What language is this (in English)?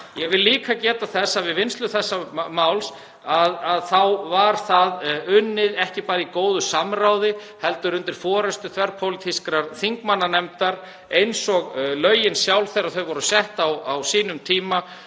Icelandic